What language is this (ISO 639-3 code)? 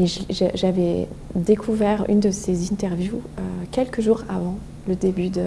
fra